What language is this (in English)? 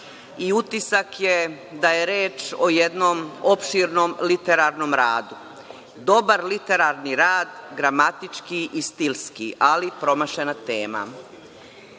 Serbian